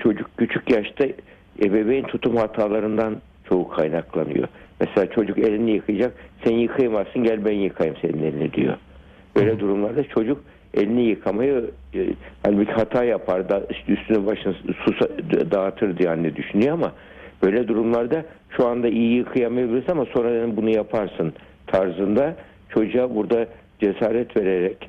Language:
Turkish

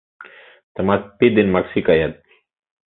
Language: Mari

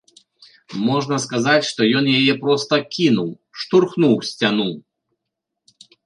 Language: Belarusian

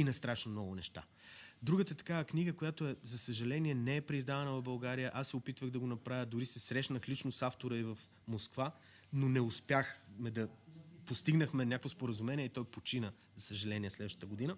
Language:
Bulgarian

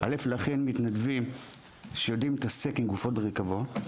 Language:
Hebrew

